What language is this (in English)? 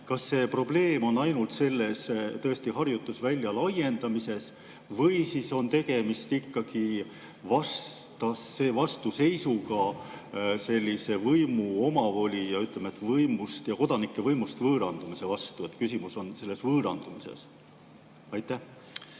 Estonian